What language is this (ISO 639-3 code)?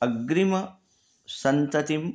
san